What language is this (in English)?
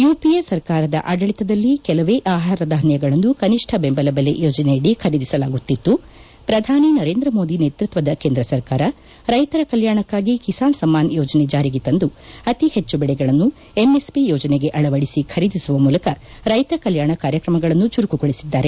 Kannada